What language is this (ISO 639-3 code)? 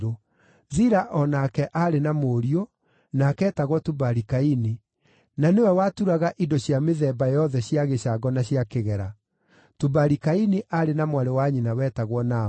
kik